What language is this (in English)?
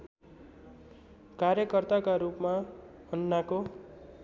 Nepali